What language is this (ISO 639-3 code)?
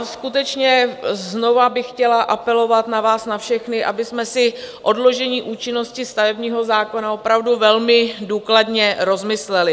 ces